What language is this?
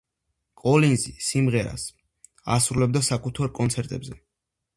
Georgian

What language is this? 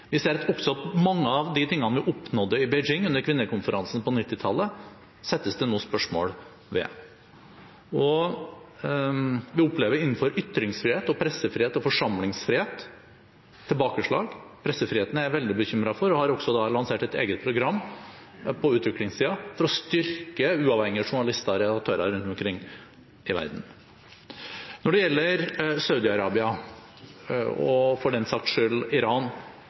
Norwegian Bokmål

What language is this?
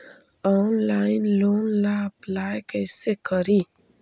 Magahi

